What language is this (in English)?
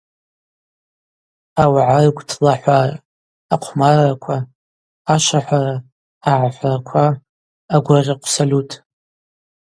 Abaza